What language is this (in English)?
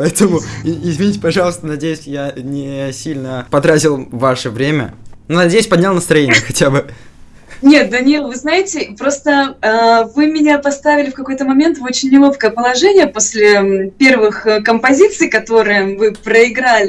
Russian